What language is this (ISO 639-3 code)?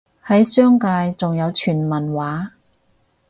yue